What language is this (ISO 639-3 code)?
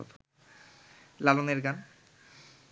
ben